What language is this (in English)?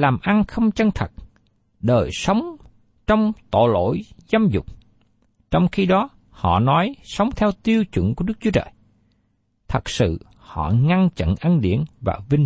Vietnamese